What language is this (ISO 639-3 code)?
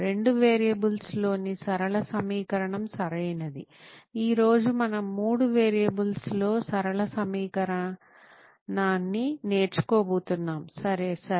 tel